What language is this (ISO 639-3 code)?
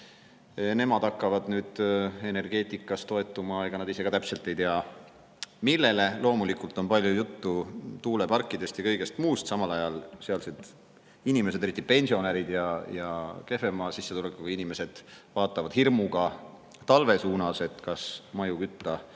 est